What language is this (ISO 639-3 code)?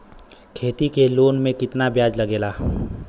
bho